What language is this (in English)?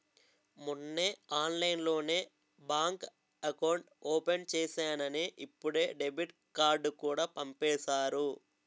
Telugu